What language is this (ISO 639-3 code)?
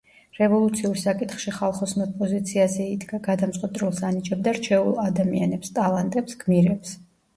kat